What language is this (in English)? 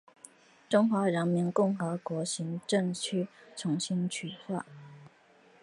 Chinese